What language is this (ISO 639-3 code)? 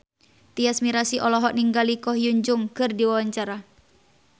sun